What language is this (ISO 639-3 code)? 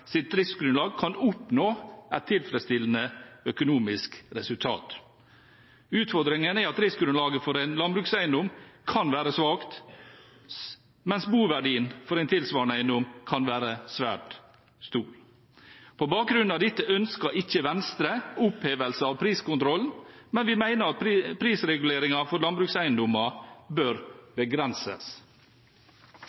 nob